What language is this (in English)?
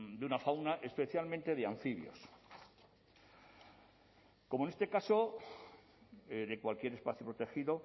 Spanish